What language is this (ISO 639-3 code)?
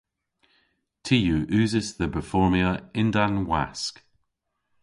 cor